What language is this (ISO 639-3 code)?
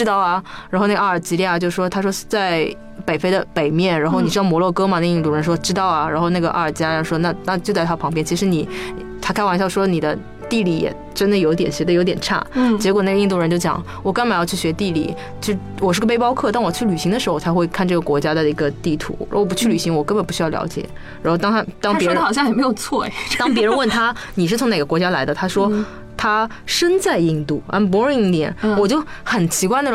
zho